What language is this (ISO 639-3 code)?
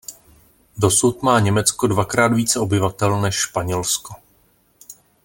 ces